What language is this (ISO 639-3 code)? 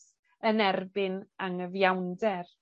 cym